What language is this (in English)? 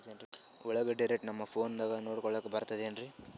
Kannada